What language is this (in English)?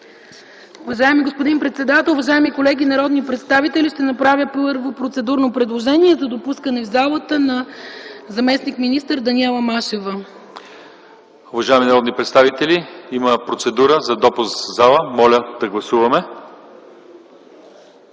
Bulgarian